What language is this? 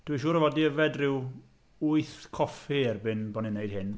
Welsh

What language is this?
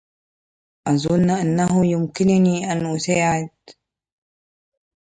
Arabic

